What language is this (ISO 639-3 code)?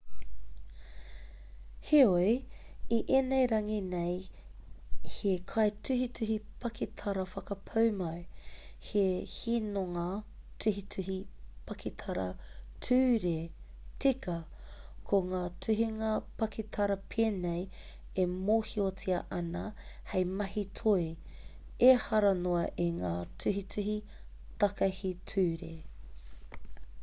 mri